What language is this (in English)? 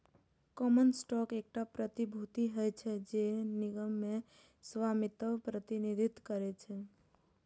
Maithili